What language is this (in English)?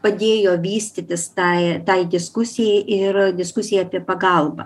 Lithuanian